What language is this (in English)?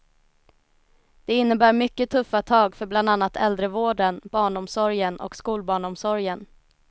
Swedish